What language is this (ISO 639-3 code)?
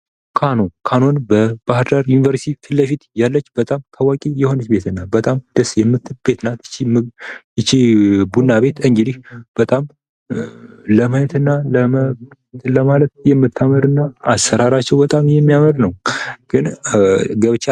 amh